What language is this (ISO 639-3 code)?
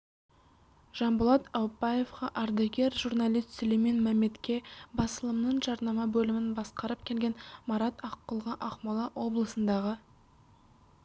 kaz